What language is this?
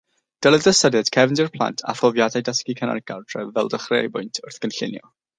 Welsh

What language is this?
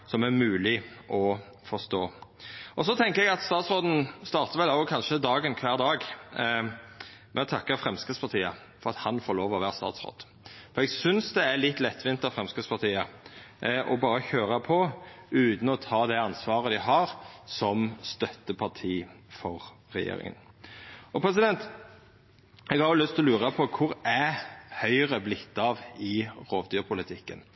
Norwegian Nynorsk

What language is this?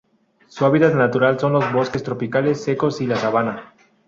Spanish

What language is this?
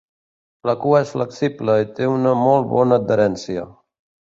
Catalan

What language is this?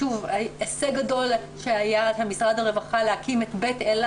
Hebrew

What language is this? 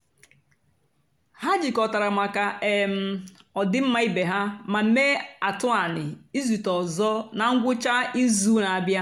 Igbo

